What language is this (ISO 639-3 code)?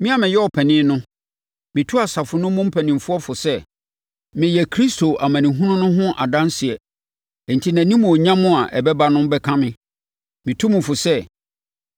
aka